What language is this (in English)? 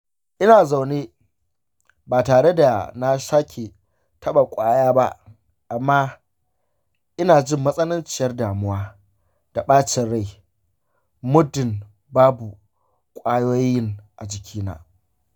Hausa